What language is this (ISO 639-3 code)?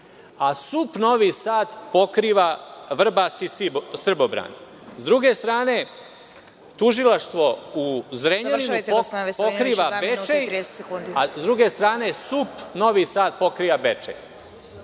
srp